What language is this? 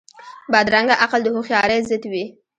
Pashto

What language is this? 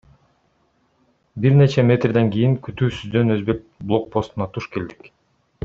Kyrgyz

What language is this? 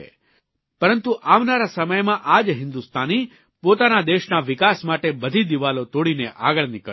Gujarati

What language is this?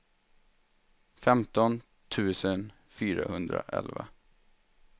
Swedish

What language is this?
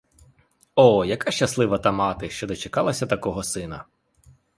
Ukrainian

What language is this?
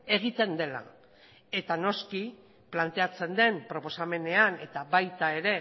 Basque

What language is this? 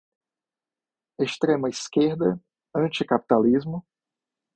Portuguese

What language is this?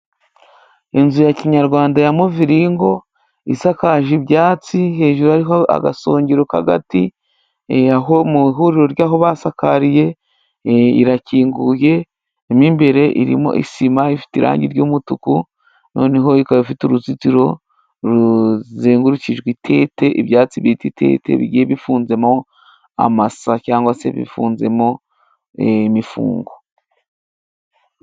Kinyarwanda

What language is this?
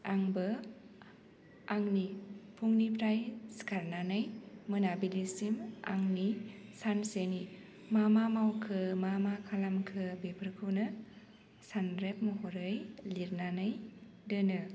Bodo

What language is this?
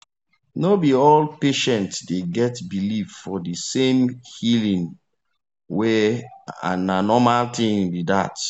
Nigerian Pidgin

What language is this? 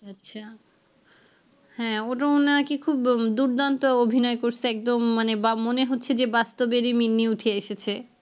Bangla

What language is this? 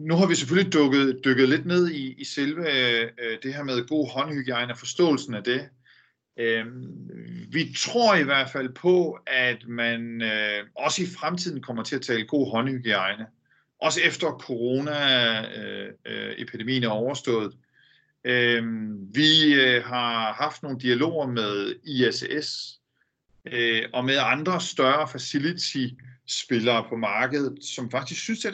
Danish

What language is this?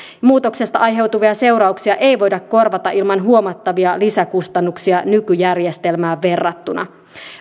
Finnish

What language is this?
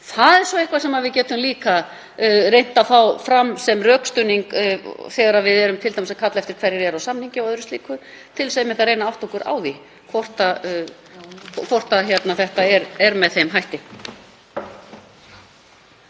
Icelandic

